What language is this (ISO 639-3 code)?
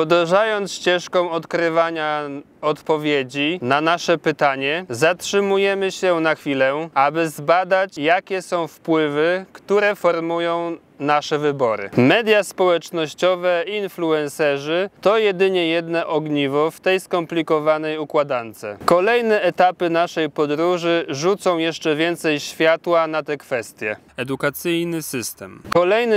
pol